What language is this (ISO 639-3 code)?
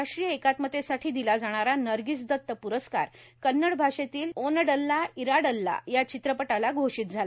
mar